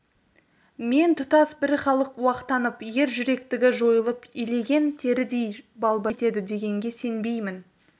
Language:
Kazakh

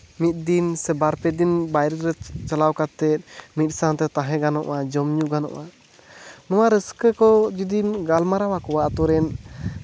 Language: Santali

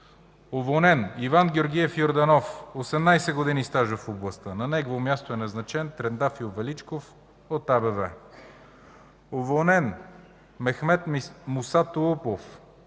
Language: Bulgarian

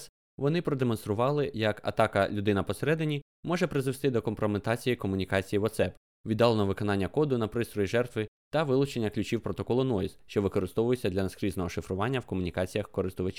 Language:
Ukrainian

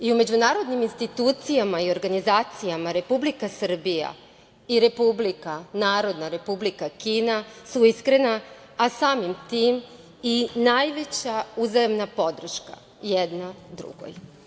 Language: Serbian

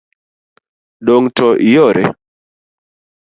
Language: Luo (Kenya and Tanzania)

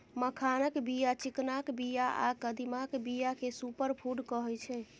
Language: Maithili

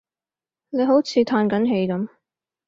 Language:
Cantonese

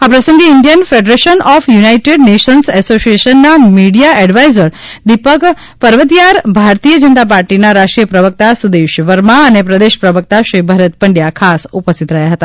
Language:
Gujarati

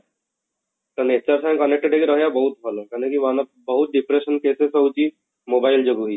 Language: Odia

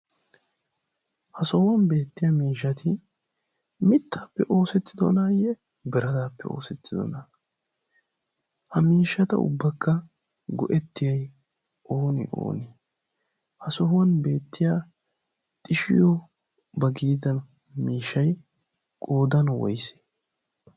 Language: Wolaytta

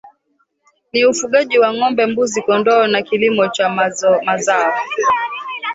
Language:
Swahili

